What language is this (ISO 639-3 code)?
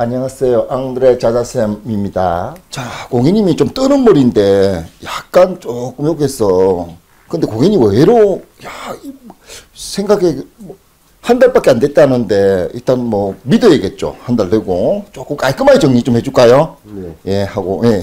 kor